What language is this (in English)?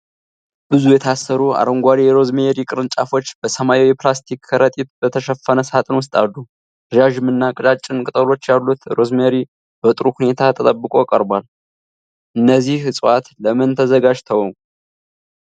Amharic